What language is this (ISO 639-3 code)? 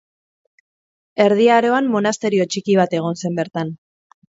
eus